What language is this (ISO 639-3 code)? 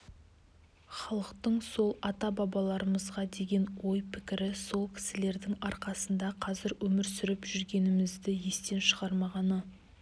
kaz